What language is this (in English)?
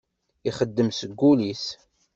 Kabyle